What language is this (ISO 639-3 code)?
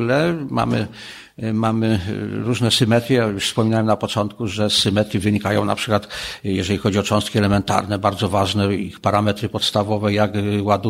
pol